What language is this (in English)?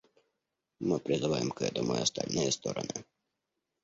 Russian